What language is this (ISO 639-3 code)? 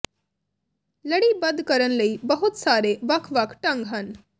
pan